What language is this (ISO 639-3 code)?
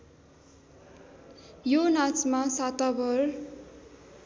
nep